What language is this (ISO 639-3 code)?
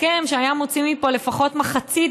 heb